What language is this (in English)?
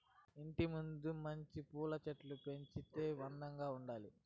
Telugu